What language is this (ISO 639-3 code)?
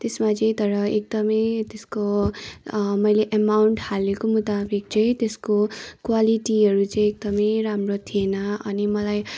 nep